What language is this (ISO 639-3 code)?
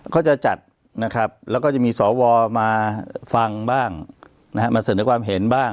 tha